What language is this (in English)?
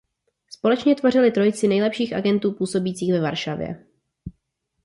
Czech